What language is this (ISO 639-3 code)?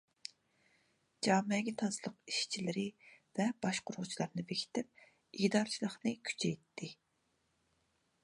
uig